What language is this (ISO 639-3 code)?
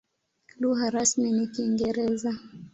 swa